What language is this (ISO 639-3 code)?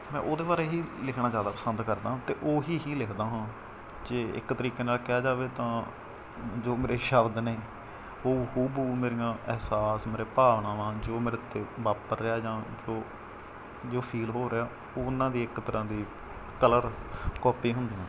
pan